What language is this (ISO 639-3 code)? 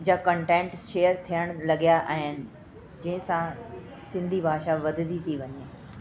snd